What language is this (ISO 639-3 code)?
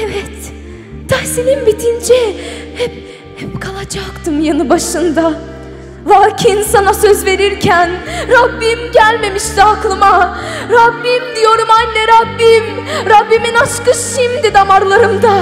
tur